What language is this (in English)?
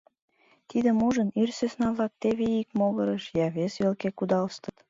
Mari